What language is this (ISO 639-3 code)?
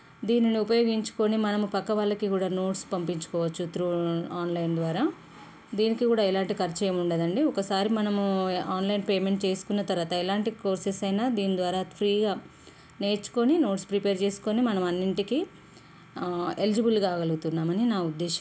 tel